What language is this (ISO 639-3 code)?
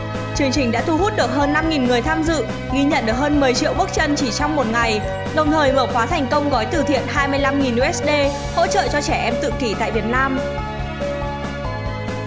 vie